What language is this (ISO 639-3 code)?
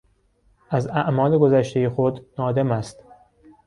fas